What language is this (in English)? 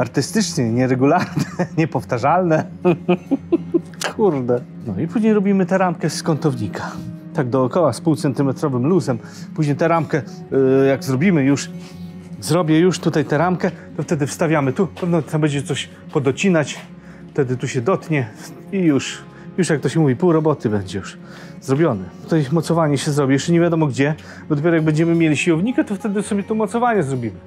Polish